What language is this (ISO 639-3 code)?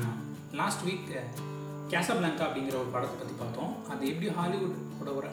tam